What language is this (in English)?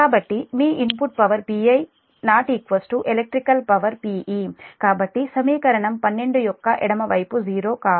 Telugu